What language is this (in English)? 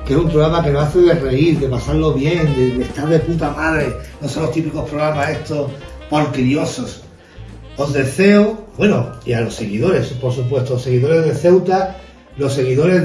Spanish